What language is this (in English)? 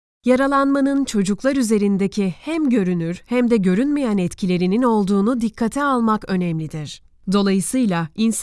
Turkish